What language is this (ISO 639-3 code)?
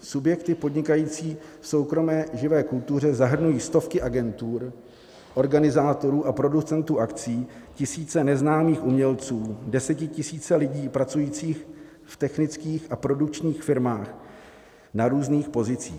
ces